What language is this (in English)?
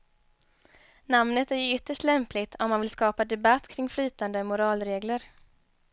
Swedish